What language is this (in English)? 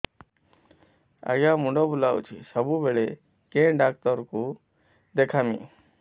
Odia